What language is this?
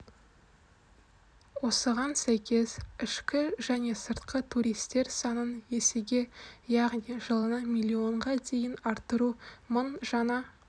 Kazakh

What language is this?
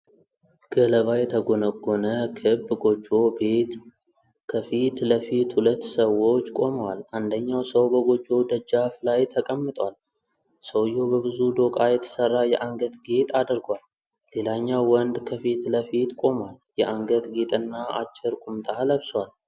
Amharic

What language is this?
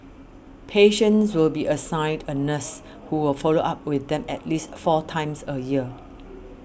English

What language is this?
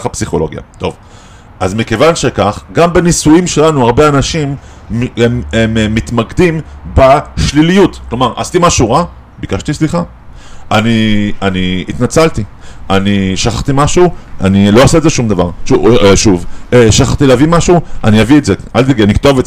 Hebrew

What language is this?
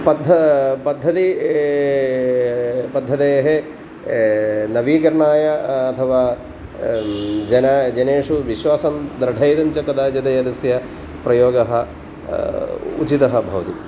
Sanskrit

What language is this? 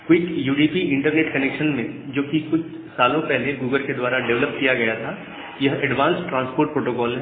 Hindi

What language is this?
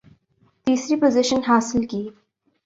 Urdu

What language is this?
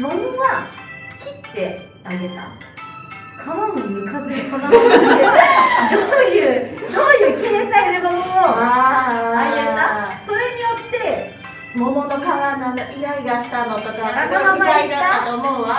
Japanese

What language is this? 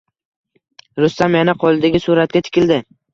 Uzbek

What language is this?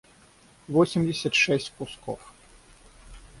Russian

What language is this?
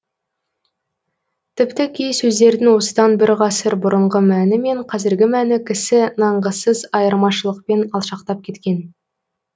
Kazakh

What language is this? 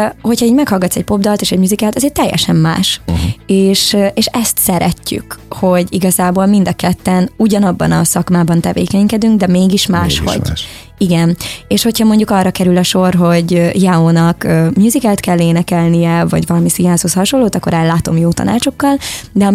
Hungarian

